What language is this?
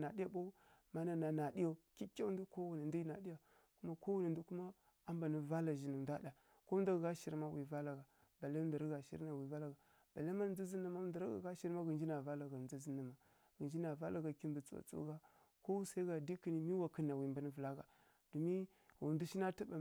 Kirya-Konzəl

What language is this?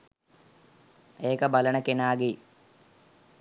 Sinhala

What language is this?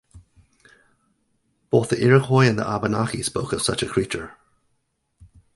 English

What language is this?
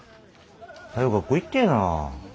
Japanese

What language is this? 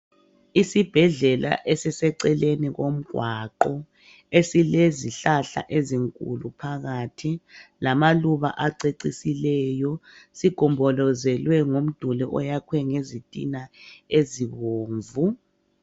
North Ndebele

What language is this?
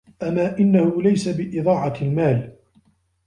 Arabic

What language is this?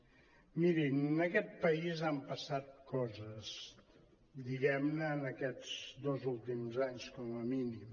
Catalan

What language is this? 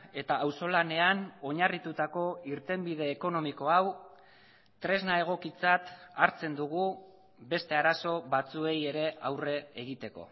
Basque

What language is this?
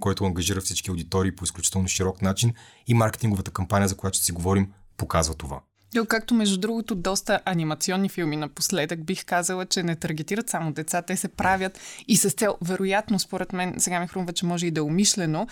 Bulgarian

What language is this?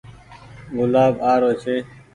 Goaria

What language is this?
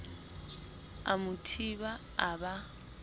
Southern Sotho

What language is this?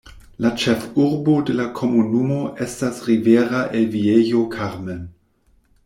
Esperanto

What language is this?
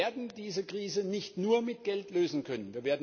German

